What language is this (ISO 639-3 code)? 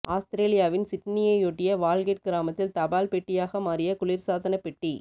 tam